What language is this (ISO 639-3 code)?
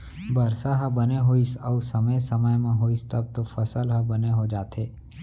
hne